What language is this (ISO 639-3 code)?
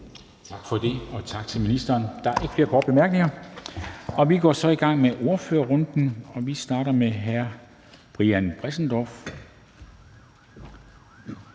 dan